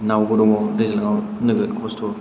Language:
Bodo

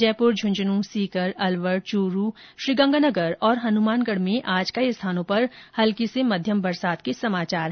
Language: Hindi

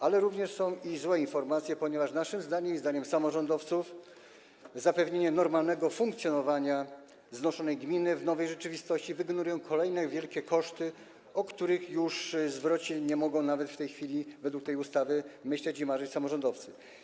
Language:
Polish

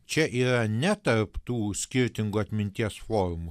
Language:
Lithuanian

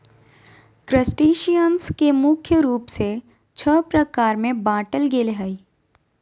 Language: Magahi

